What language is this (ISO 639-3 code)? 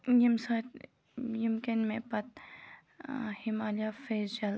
kas